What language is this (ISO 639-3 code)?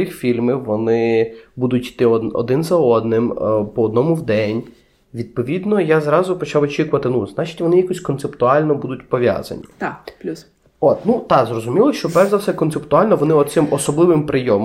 ukr